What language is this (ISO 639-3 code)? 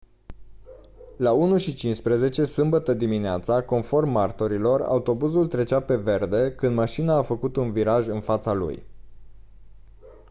ron